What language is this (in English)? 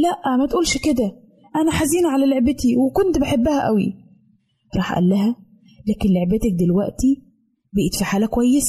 Arabic